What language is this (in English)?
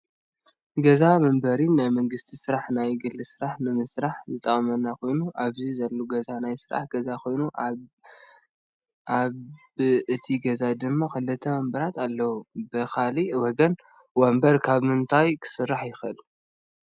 Tigrinya